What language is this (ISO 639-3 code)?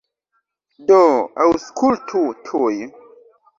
epo